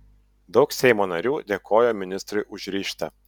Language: Lithuanian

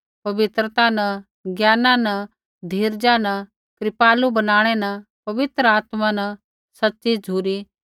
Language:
Kullu Pahari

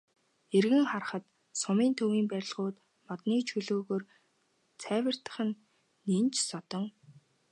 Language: Mongolian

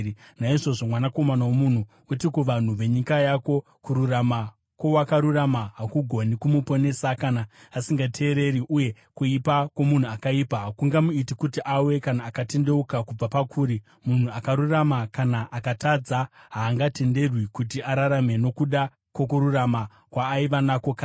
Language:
Shona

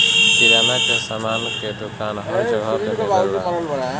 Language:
Bhojpuri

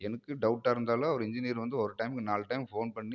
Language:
Tamil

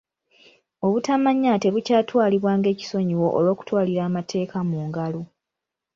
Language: Ganda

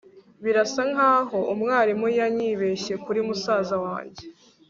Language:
Kinyarwanda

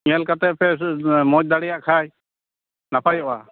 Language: Santali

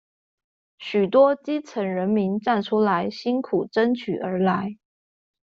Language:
Chinese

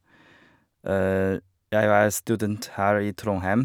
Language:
Norwegian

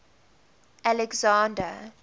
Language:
English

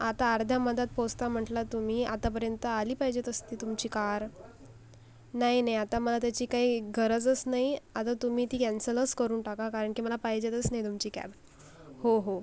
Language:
Marathi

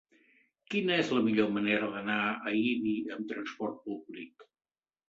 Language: Catalan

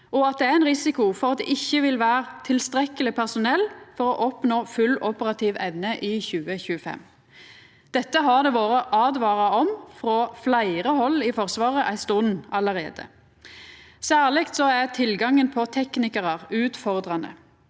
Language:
Norwegian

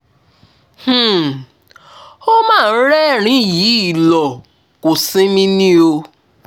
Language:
Yoruba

